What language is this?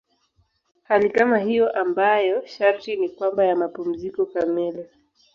Swahili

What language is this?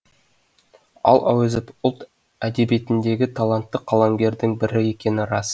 Kazakh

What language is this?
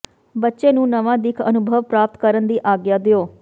Punjabi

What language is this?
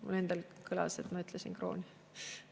Estonian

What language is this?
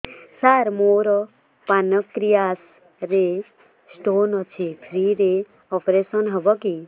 Odia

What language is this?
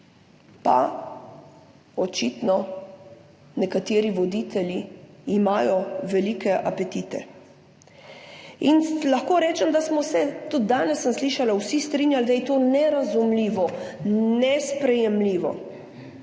Slovenian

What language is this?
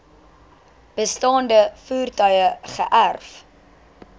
Afrikaans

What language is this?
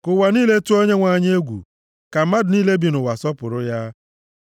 Igbo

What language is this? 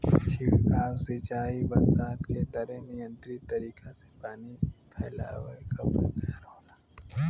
Bhojpuri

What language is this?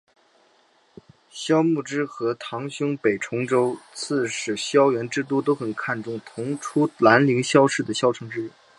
Chinese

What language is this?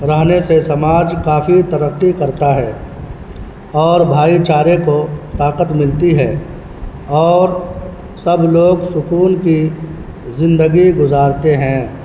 Urdu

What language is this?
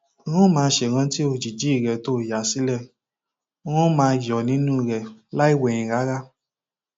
Yoruba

